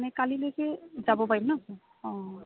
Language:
Assamese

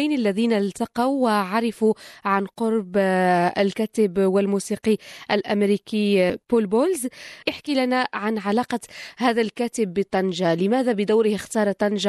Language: Arabic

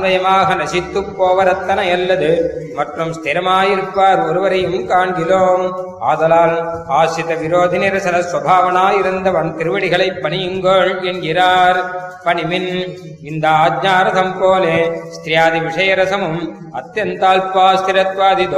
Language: Tamil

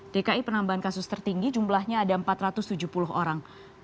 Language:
Indonesian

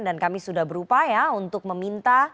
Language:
Indonesian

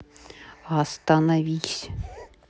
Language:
Russian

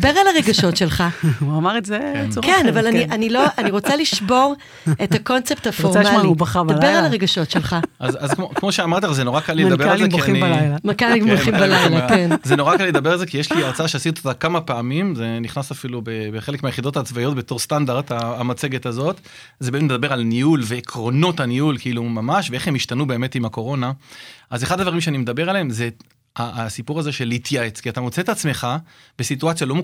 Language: Hebrew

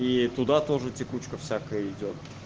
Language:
Russian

